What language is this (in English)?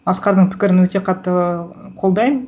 Kazakh